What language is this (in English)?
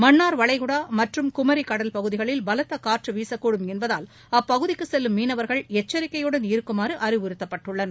Tamil